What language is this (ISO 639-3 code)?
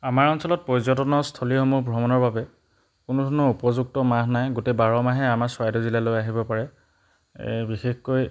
asm